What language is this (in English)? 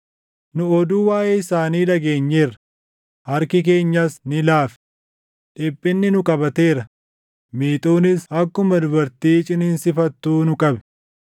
Oromo